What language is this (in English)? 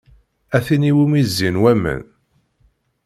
Kabyle